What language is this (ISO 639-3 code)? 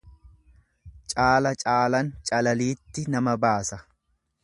orm